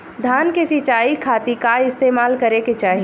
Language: Bhojpuri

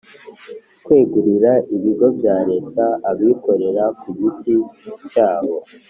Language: Kinyarwanda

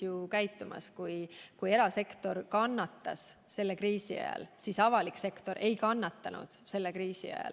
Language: Estonian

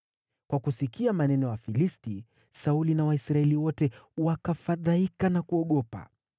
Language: Swahili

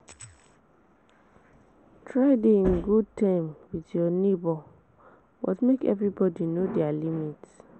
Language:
Nigerian Pidgin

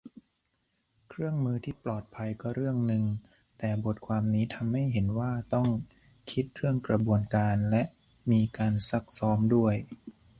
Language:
Thai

